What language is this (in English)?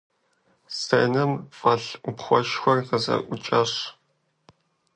Kabardian